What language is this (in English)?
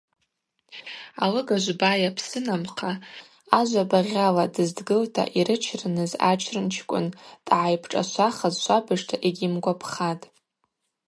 Abaza